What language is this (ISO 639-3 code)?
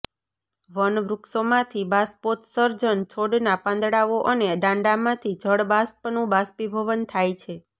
guj